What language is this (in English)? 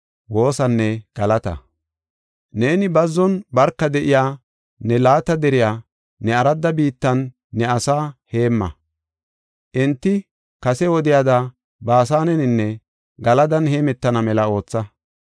Gofa